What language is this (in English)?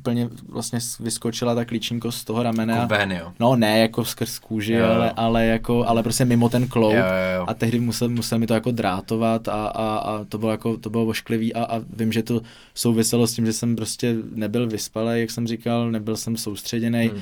Czech